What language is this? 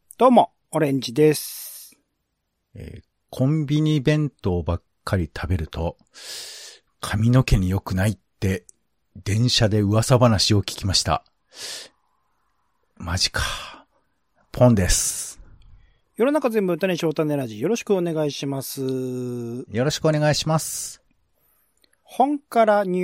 Japanese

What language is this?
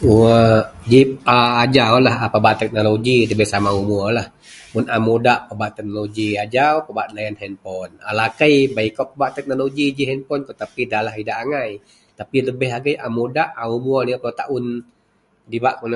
Central Melanau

